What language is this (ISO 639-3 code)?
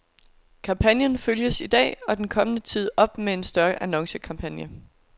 dan